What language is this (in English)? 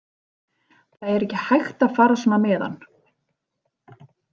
Icelandic